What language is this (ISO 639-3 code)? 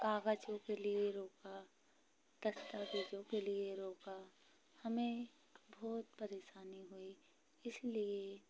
hin